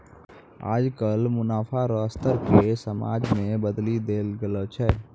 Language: Maithili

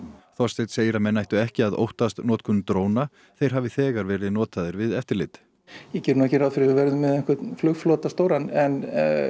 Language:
Icelandic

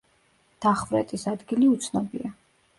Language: Georgian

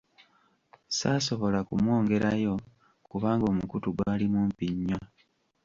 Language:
Ganda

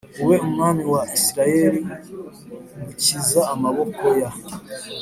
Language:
Kinyarwanda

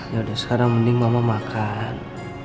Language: Indonesian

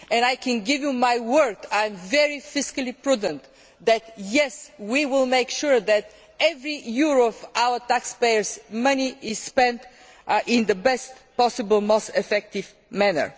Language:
English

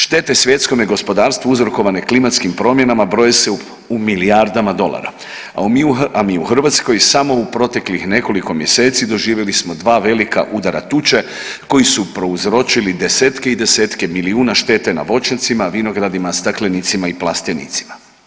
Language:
Croatian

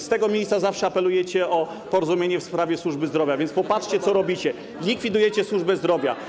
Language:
Polish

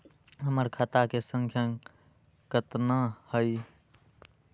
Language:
Magahi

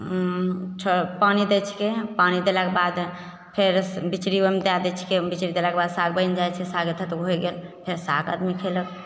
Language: Maithili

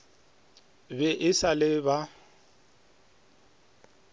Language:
Northern Sotho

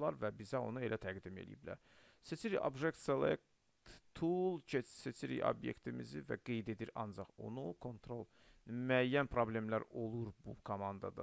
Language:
Turkish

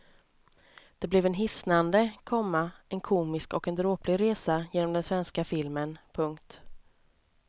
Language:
Swedish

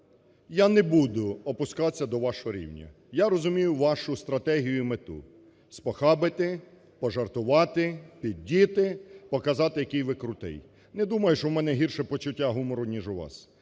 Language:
Ukrainian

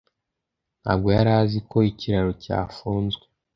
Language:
Kinyarwanda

